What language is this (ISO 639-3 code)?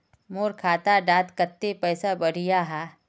mag